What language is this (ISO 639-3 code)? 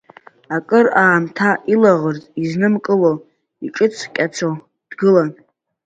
abk